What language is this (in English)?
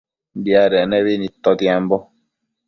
Matsés